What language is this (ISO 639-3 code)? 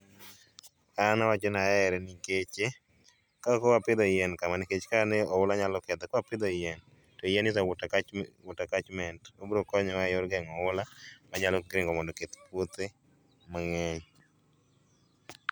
luo